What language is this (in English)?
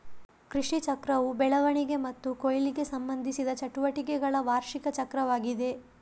Kannada